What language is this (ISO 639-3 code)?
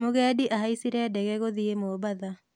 kik